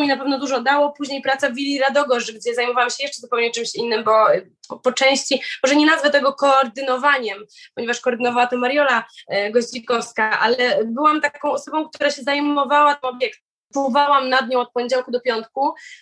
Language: Polish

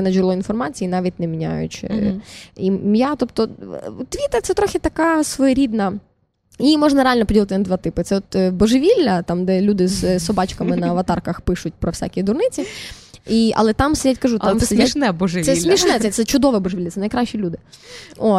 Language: Ukrainian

